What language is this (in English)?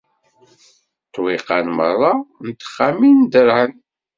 Kabyle